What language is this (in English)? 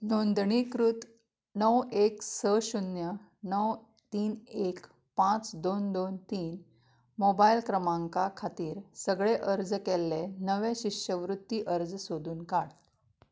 Konkani